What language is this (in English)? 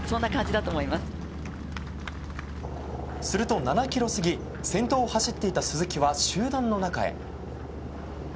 Japanese